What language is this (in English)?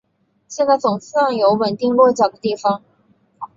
Chinese